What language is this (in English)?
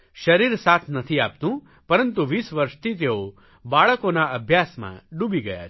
Gujarati